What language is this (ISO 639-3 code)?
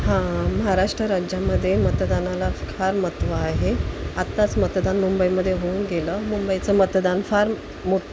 mar